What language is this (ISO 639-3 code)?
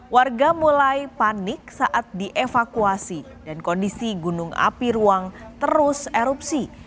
ind